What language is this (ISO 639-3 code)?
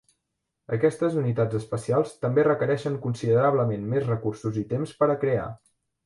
cat